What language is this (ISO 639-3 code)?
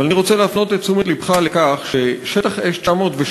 heb